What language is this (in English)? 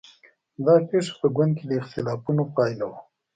Pashto